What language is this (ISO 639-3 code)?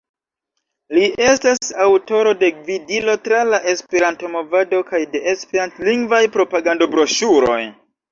epo